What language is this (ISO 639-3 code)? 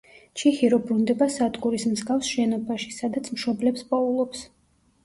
kat